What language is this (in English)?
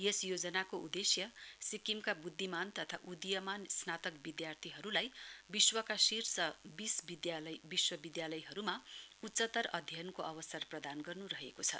Nepali